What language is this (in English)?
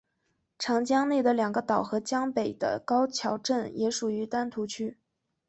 Chinese